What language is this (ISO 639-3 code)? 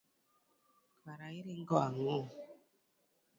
luo